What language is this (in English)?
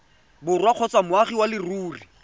Tswana